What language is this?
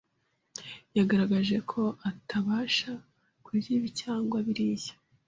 Kinyarwanda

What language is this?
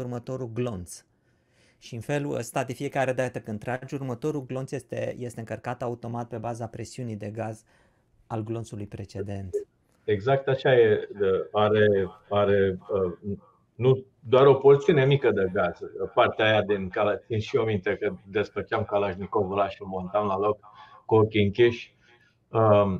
Romanian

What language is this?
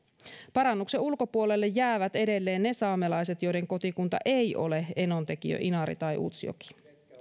Finnish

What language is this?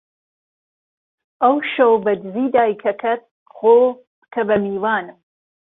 Central Kurdish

